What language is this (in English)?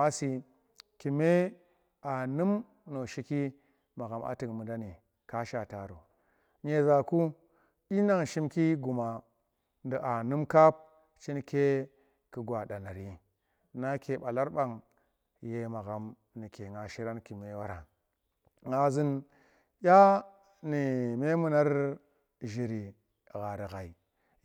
Tera